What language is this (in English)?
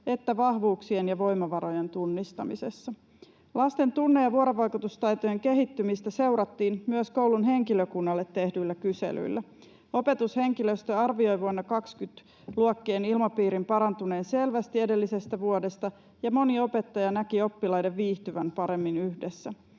Finnish